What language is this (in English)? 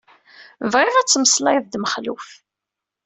Kabyle